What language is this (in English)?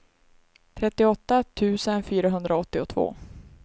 Swedish